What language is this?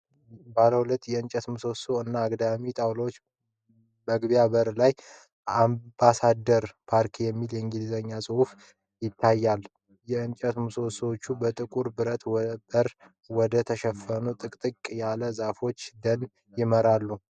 Amharic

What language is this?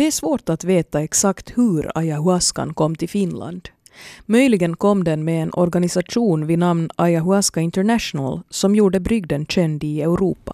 Swedish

